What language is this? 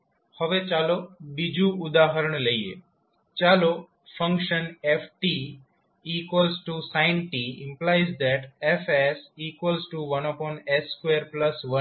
Gujarati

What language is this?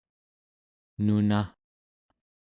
Central Yupik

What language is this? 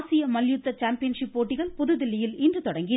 Tamil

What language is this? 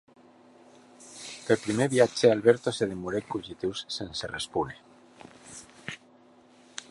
Occitan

